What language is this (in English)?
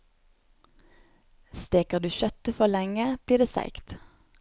Norwegian